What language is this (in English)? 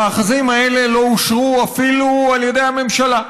Hebrew